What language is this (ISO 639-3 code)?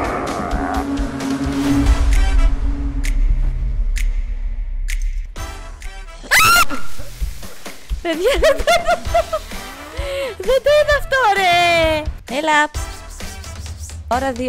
ell